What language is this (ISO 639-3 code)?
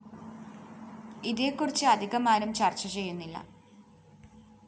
mal